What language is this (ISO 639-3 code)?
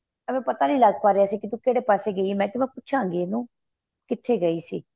pan